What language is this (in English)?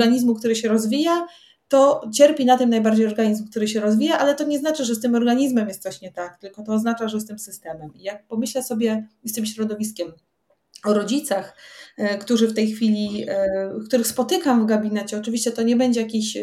Polish